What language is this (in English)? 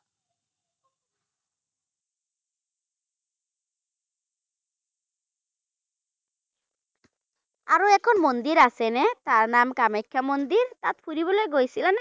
Assamese